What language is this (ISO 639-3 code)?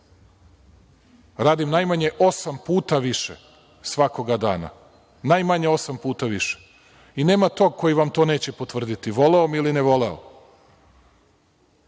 srp